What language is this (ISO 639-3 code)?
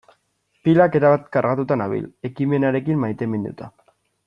eus